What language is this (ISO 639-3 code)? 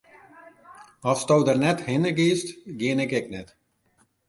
fry